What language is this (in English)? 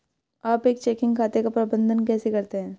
Hindi